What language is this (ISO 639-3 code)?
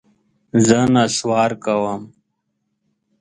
pus